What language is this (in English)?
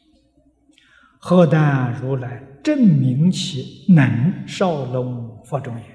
Chinese